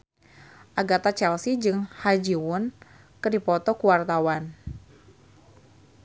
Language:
Sundanese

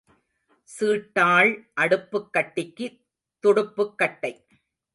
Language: Tamil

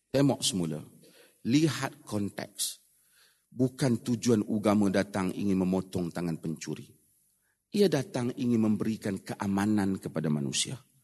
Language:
Malay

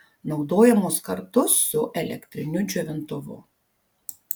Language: Lithuanian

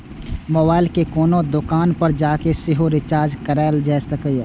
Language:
Maithili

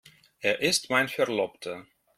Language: German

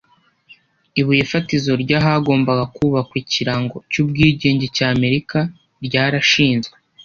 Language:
Kinyarwanda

